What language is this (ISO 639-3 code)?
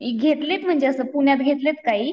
mar